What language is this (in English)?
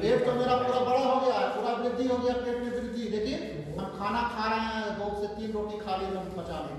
Hindi